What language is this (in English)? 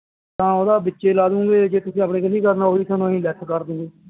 Punjabi